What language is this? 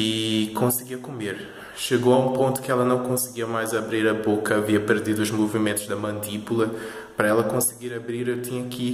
Portuguese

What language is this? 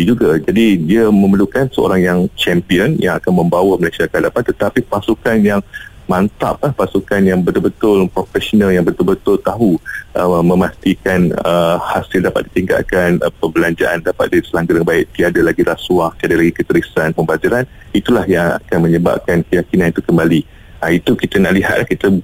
Malay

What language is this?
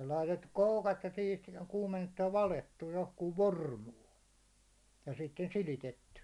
Finnish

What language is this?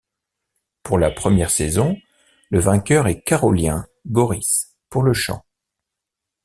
French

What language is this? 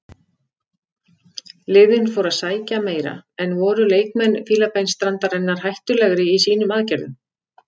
Icelandic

